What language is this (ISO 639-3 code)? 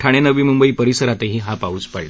mar